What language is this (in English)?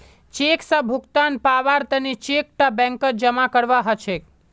Magahi